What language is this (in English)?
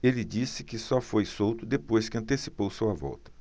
Portuguese